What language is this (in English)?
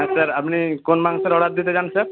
Bangla